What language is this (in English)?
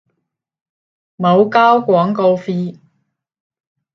Cantonese